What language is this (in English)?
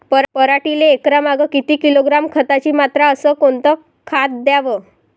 Marathi